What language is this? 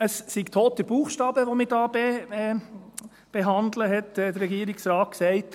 Swiss German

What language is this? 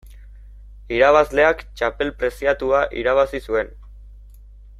Basque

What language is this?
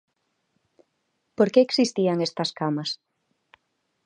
Galician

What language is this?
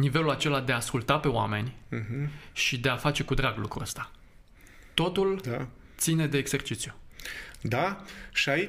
Romanian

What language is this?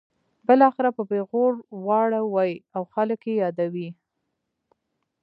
Pashto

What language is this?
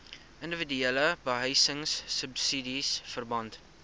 Afrikaans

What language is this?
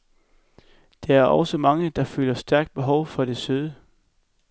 Danish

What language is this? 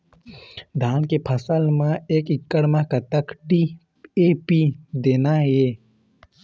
Chhattisgarhi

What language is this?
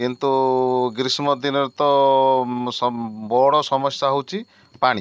Odia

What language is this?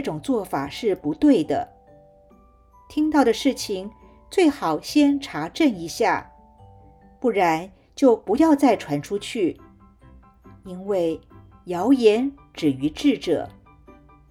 Chinese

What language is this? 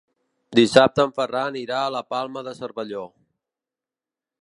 Catalan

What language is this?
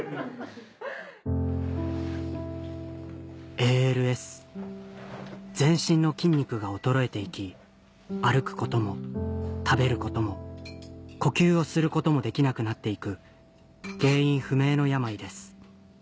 Japanese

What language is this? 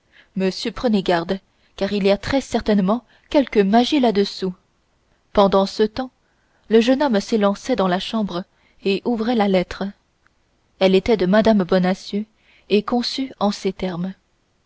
French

